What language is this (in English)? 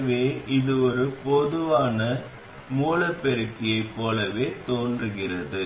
Tamil